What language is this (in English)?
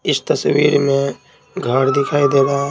Hindi